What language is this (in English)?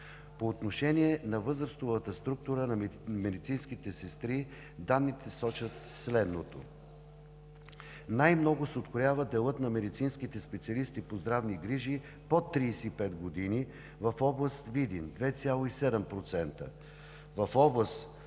Bulgarian